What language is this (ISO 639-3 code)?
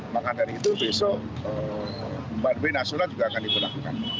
ind